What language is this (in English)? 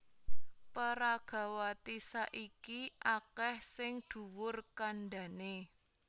Javanese